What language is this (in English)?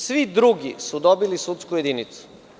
Serbian